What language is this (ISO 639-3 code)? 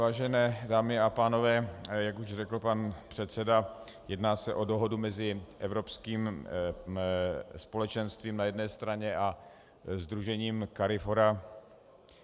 ces